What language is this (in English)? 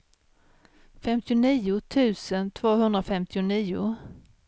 Swedish